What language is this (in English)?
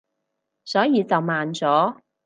Cantonese